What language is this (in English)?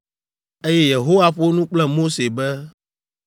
Ewe